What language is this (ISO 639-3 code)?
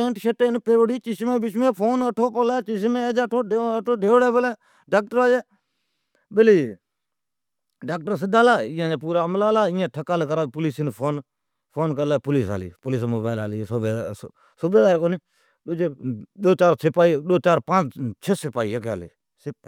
odk